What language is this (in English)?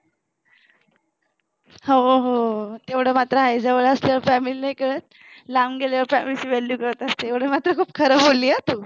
Marathi